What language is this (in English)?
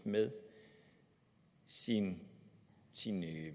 Danish